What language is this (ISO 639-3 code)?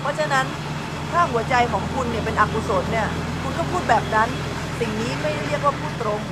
tha